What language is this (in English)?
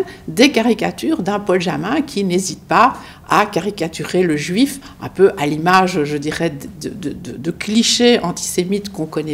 French